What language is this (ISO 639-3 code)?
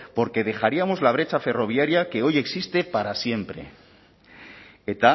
spa